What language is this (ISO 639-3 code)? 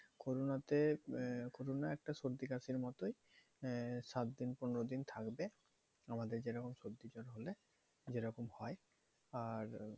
ben